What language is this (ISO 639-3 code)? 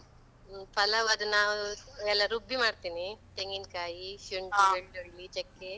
kan